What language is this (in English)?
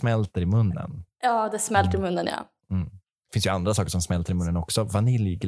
Swedish